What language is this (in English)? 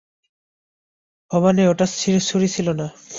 Bangla